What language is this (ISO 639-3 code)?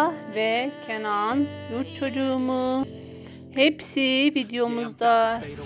tur